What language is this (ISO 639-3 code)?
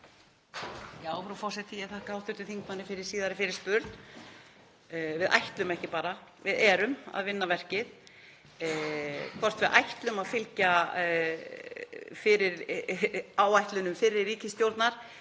isl